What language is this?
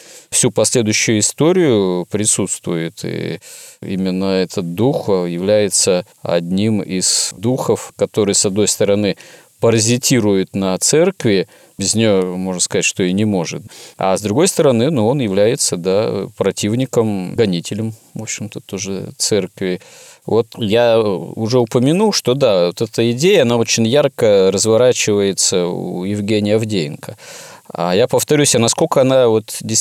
Russian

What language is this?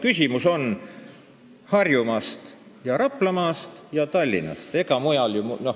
Estonian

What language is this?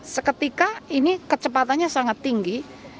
Indonesian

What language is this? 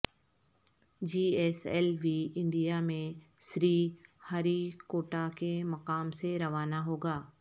Urdu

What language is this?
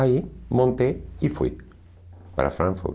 Portuguese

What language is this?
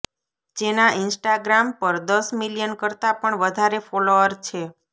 Gujarati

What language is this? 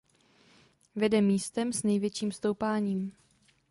Czech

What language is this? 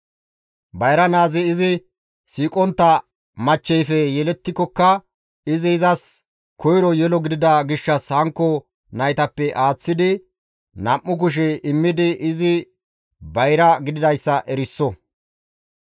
Gamo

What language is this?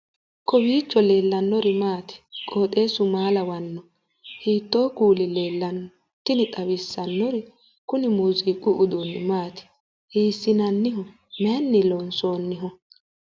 Sidamo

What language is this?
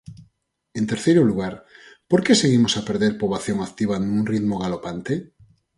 Galician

